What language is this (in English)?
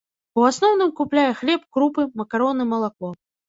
Belarusian